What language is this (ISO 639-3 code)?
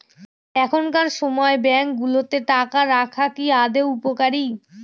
ben